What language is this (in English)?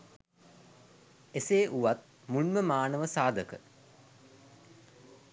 Sinhala